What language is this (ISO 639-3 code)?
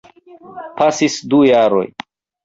epo